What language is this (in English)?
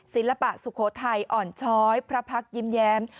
Thai